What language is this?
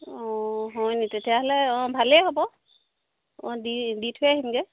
Assamese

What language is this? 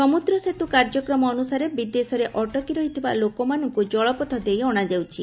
Odia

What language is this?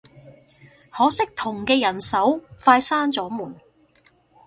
Cantonese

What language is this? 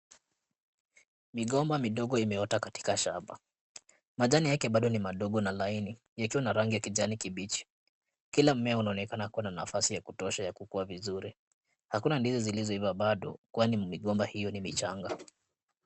Swahili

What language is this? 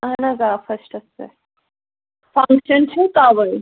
Kashmiri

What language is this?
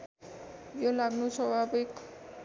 Nepali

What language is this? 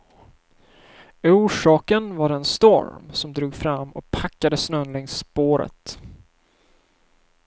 Swedish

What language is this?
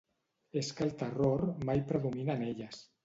Catalan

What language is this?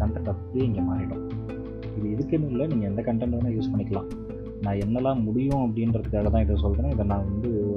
Tamil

